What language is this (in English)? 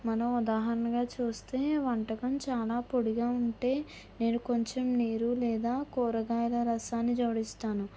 Telugu